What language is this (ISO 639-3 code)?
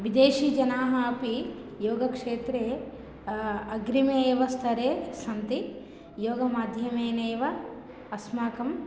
san